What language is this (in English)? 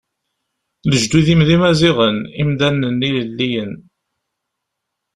Kabyle